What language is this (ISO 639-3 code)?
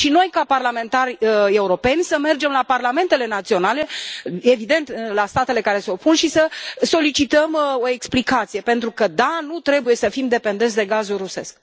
ron